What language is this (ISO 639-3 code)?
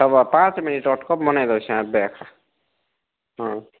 ori